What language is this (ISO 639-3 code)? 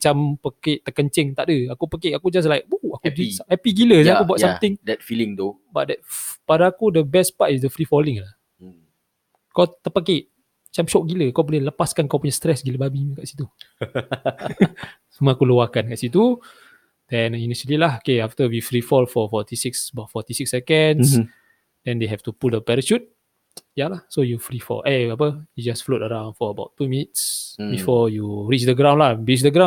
msa